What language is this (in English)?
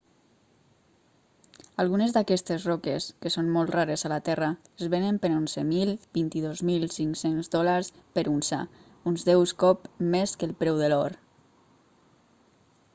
Catalan